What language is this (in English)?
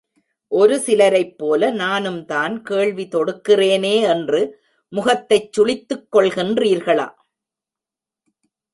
Tamil